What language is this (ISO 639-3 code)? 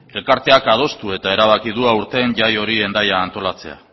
eus